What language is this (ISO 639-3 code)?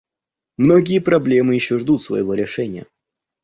rus